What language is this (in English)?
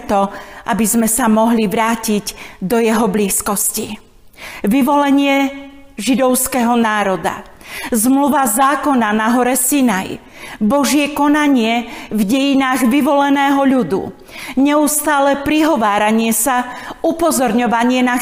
Slovak